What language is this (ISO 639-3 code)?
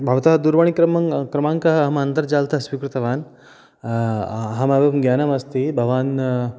san